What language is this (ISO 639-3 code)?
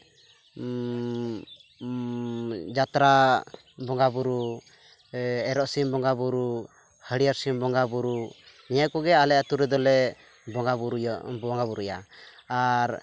sat